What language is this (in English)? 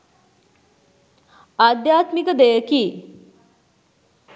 Sinhala